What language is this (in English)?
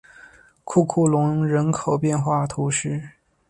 Chinese